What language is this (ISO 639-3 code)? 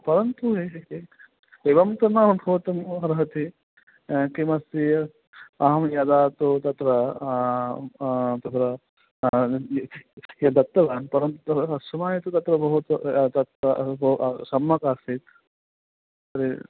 san